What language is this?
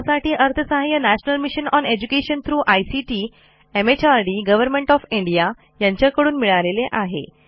Marathi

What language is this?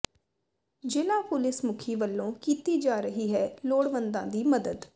Punjabi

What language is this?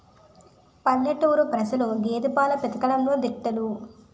Telugu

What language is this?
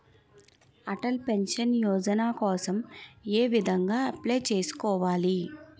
Telugu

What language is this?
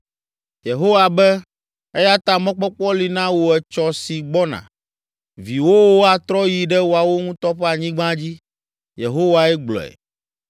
Ewe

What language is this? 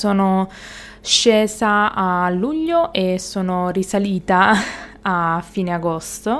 Italian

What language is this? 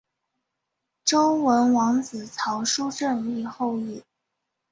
Chinese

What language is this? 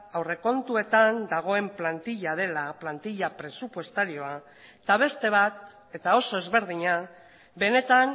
Basque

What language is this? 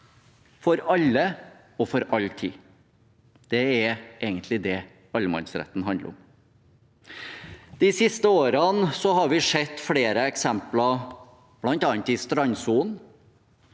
Norwegian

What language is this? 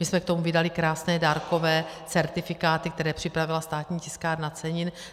Czech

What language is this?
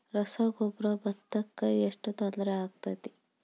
Kannada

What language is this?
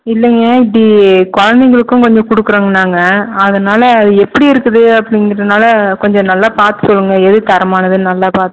Tamil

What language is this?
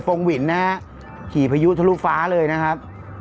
Thai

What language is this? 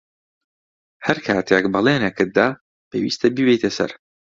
Central Kurdish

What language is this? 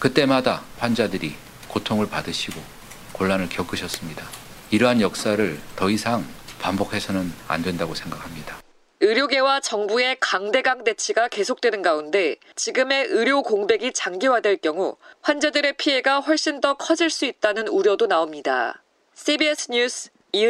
Korean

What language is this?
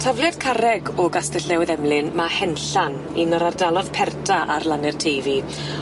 Welsh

